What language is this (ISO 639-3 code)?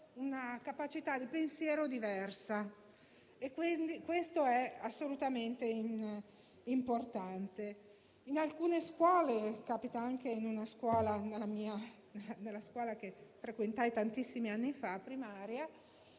ita